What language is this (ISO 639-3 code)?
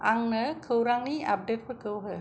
brx